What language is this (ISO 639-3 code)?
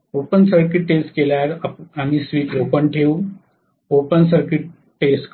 mar